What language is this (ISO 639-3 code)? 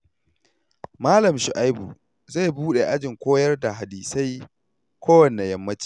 hau